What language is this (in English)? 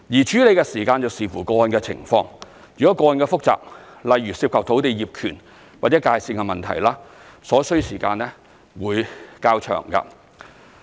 Cantonese